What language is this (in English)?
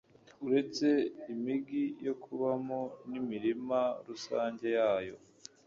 Kinyarwanda